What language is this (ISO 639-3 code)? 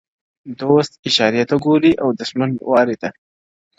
pus